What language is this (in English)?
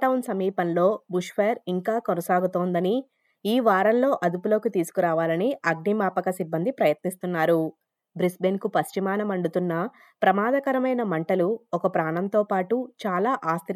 Telugu